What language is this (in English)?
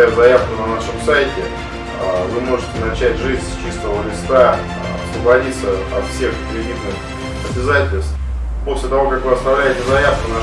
Russian